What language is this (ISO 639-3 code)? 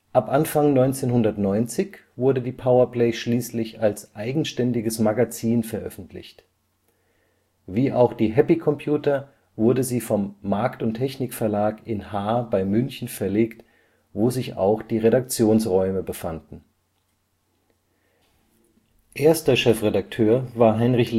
deu